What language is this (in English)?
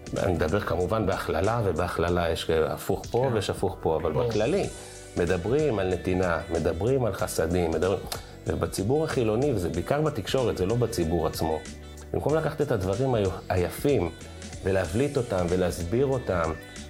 Hebrew